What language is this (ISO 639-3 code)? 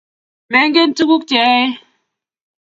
kln